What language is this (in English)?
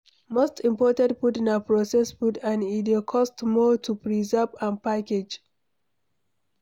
Nigerian Pidgin